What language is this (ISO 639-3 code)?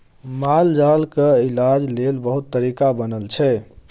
mai